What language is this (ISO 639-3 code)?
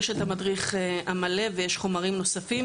heb